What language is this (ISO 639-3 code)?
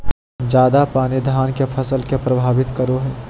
mag